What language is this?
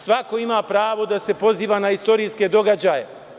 Serbian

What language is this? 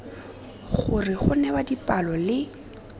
Tswana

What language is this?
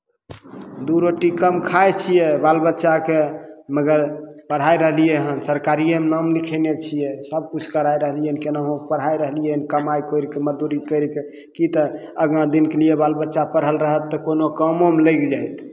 Maithili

